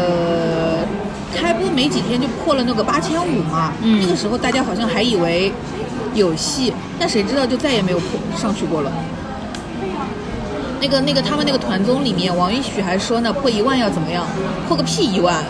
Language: Chinese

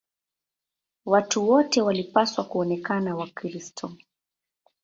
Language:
Swahili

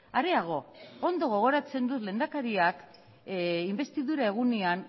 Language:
Basque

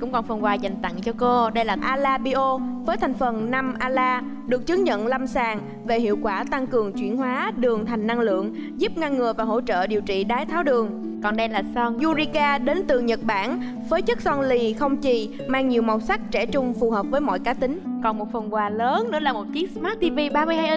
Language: Vietnamese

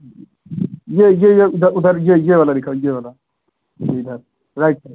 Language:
Hindi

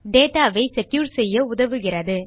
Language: Tamil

